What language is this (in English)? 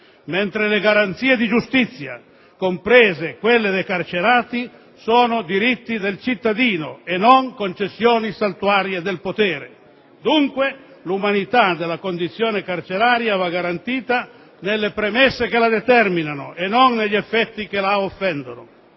Italian